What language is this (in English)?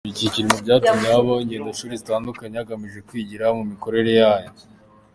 Kinyarwanda